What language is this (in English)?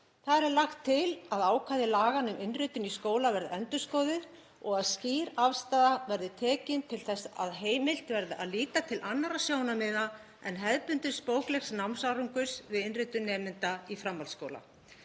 Icelandic